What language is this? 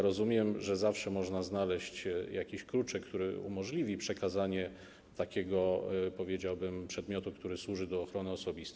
Polish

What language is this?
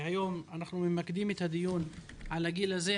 Hebrew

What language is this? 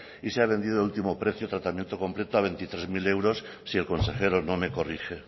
Spanish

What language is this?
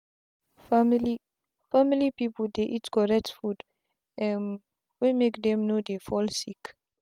Nigerian Pidgin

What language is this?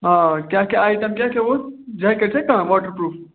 Kashmiri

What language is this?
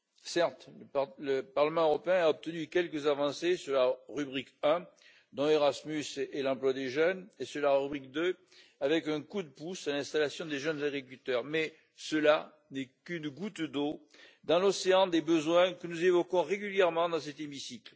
French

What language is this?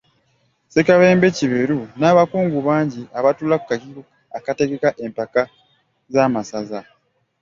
Ganda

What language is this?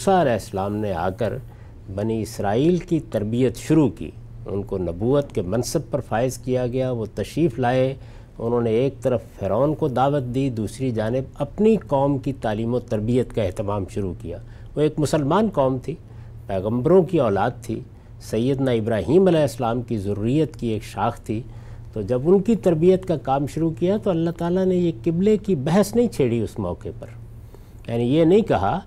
Urdu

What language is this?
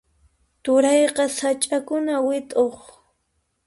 Puno Quechua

